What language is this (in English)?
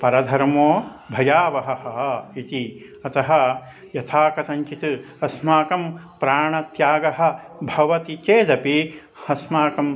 Sanskrit